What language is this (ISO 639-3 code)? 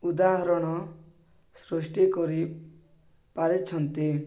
ori